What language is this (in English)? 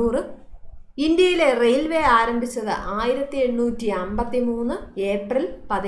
Turkish